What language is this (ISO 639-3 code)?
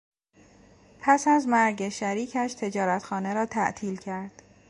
fas